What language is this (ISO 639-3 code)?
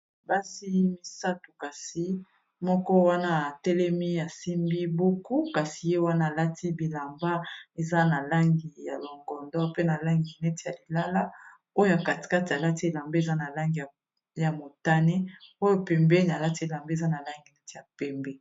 lin